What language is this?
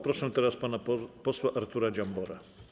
Polish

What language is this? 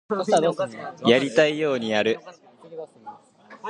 Japanese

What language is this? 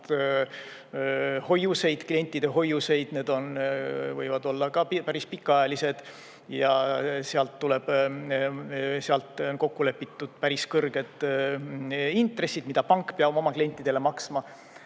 Estonian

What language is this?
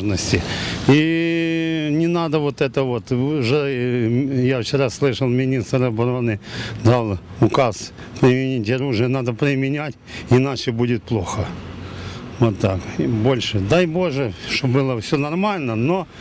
Ukrainian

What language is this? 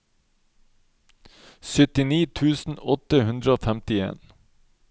Norwegian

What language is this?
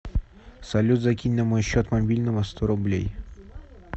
Russian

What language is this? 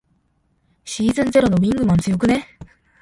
Japanese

